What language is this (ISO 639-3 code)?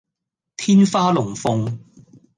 yue